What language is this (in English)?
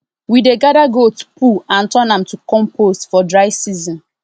Nigerian Pidgin